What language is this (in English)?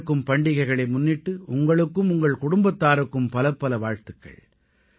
Tamil